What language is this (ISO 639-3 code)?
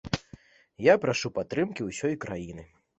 bel